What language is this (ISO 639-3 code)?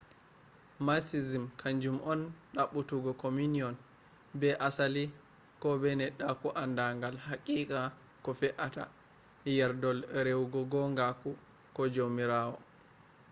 ful